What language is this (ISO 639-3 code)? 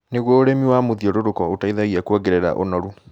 kik